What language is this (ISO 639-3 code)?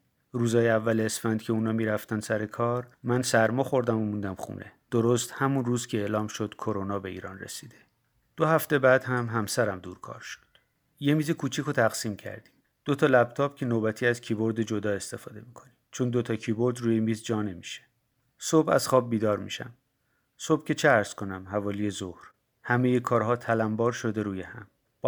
fas